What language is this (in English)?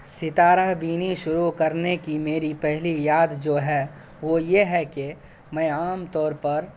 Urdu